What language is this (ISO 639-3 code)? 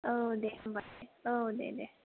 brx